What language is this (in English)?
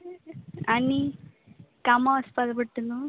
Konkani